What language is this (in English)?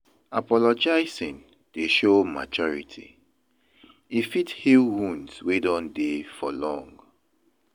Nigerian Pidgin